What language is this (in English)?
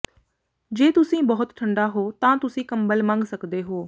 Punjabi